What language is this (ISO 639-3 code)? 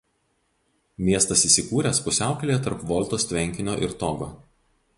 lit